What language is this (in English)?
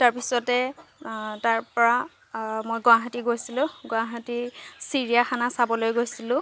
Assamese